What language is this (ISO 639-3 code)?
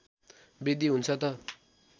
nep